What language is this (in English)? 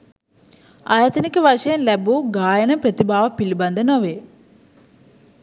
Sinhala